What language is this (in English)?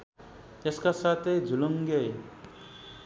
Nepali